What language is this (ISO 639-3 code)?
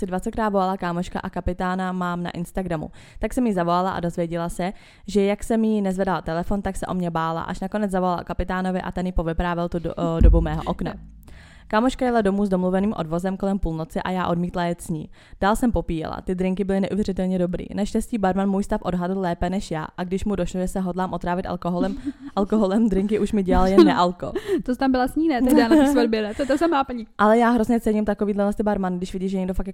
ces